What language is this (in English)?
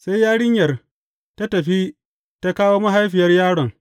Hausa